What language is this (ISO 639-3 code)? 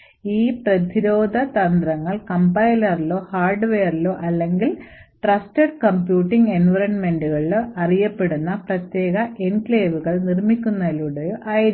mal